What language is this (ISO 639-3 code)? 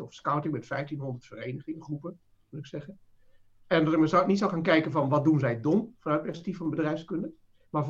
nld